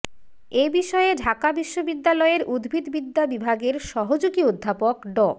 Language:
Bangla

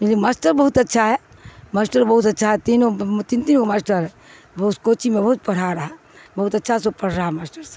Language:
Urdu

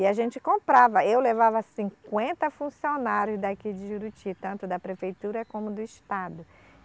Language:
Portuguese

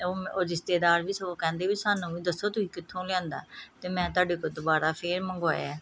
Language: Punjabi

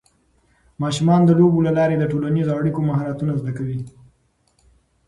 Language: Pashto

